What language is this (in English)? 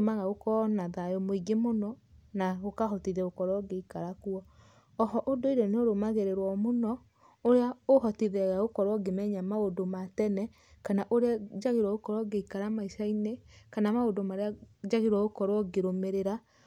Kikuyu